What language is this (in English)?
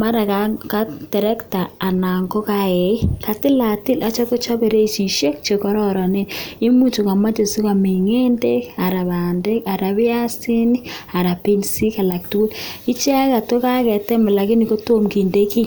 Kalenjin